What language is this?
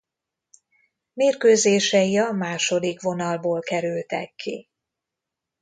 Hungarian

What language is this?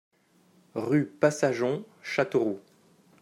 French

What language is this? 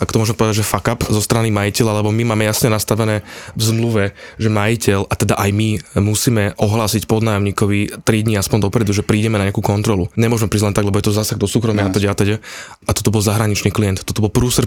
Slovak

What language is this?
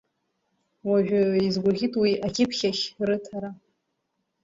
Abkhazian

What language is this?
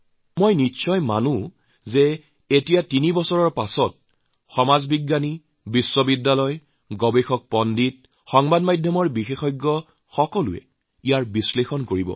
Assamese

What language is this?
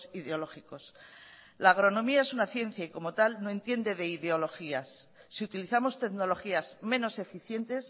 Spanish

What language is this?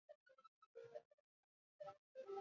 Chinese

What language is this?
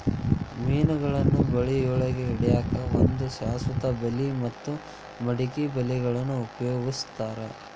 Kannada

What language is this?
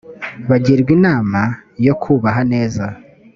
Kinyarwanda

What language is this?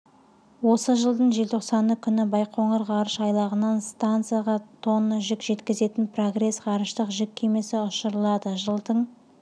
Kazakh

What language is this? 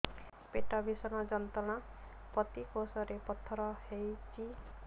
Odia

